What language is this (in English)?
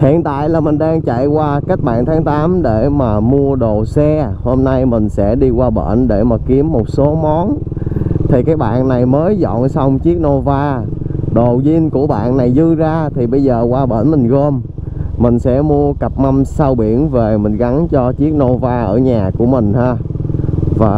Vietnamese